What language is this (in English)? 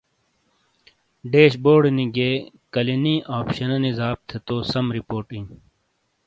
Shina